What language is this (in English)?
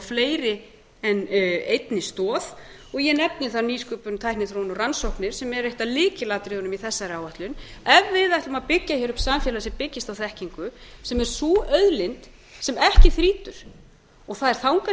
Icelandic